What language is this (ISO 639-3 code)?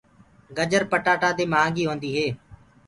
ggg